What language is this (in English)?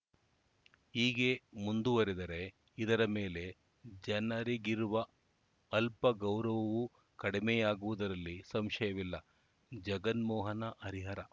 Kannada